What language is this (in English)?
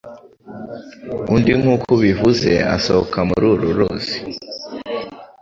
Kinyarwanda